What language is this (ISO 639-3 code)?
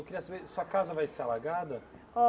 por